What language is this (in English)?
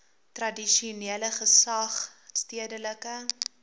Afrikaans